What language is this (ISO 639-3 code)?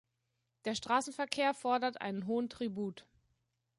deu